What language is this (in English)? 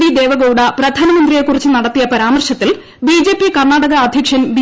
Malayalam